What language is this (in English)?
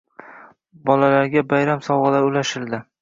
Uzbek